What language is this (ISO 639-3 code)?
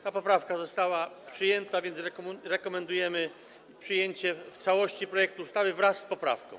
pol